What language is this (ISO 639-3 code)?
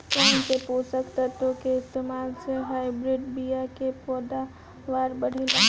bho